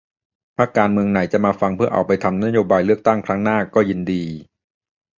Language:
Thai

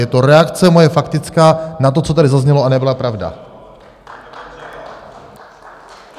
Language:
Czech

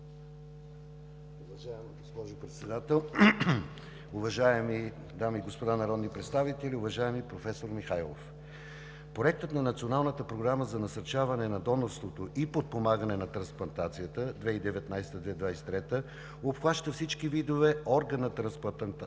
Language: Bulgarian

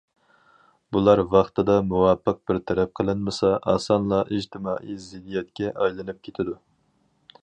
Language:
Uyghur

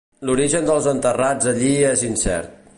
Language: Catalan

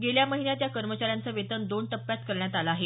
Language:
Marathi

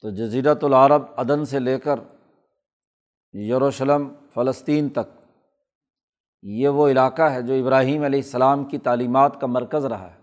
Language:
Urdu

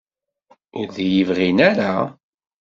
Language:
Kabyle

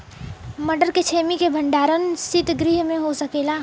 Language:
Bhojpuri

